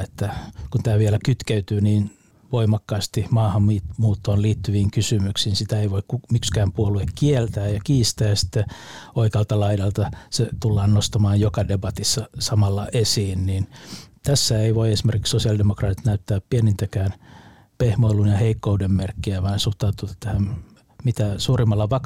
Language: Finnish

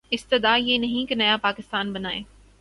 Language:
Urdu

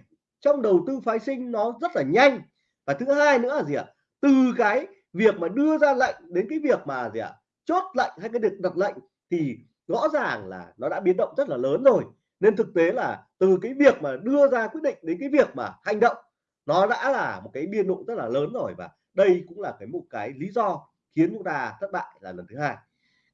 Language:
Vietnamese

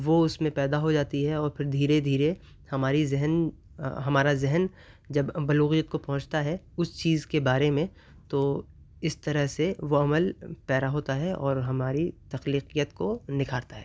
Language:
Urdu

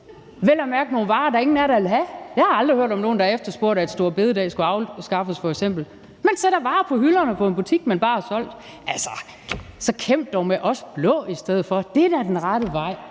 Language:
Danish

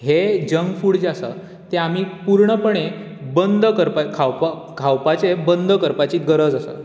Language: Konkani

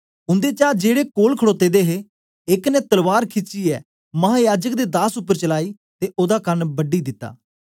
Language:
Dogri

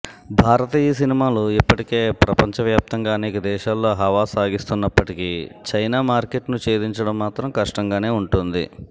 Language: Telugu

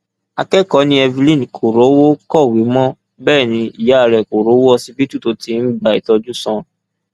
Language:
Yoruba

